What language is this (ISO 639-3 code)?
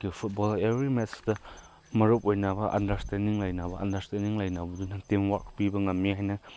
mni